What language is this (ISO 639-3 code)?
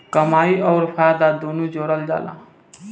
bho